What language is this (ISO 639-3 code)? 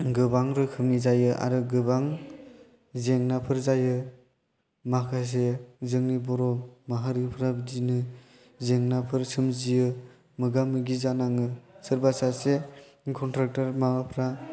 brx